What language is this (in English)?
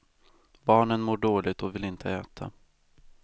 Swedish